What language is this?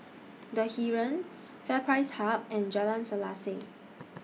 English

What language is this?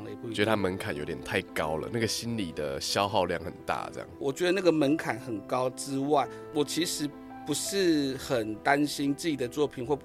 Chinese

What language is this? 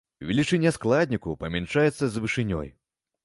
Belarusian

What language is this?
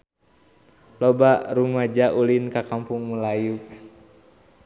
Sundanese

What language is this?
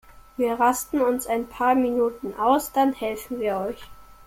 German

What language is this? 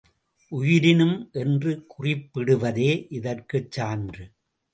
Tamil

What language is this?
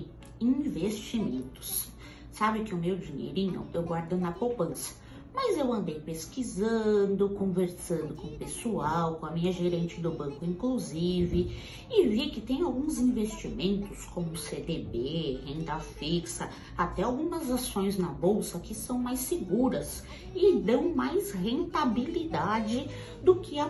Portuguese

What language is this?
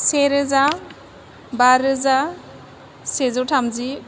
Bodo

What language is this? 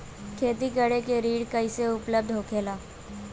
Bhojpuri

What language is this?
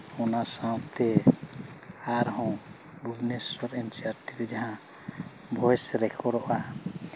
Santali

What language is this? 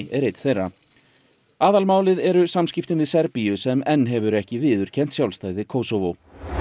Icelandic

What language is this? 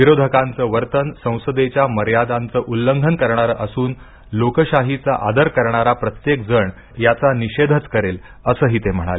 Marathi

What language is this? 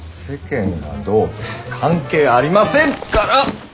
Japanese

